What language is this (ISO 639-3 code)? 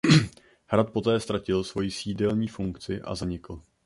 ces